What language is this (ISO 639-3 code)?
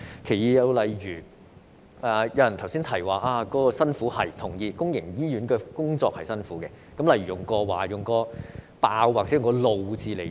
yue